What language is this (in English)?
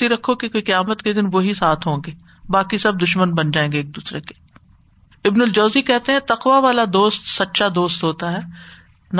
Urdu